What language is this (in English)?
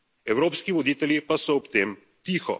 Slovenian